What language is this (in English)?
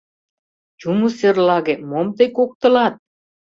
Mari